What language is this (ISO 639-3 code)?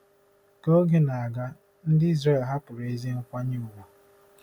ibo